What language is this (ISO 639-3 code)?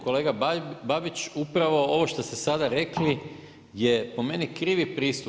hrv